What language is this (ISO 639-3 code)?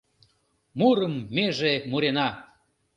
chm